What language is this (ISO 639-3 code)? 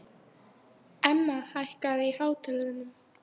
isl